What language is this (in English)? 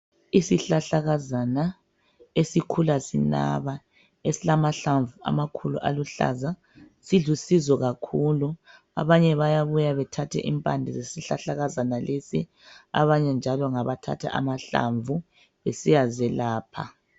North Ndebele